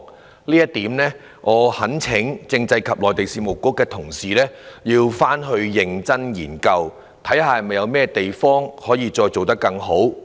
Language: Cantonese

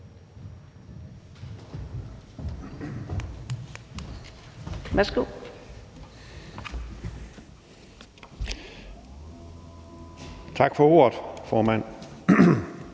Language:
Danish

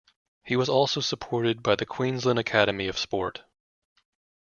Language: English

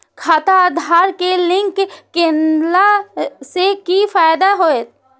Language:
Maithili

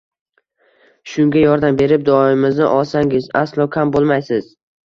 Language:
Uzbek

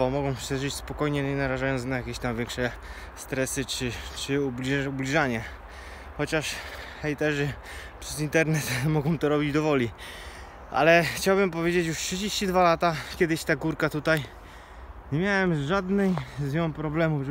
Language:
Polish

